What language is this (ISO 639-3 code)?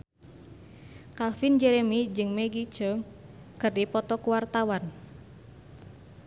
sun